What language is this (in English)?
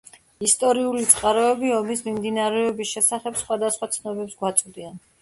Georgian